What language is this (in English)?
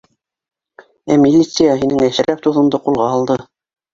Bashkir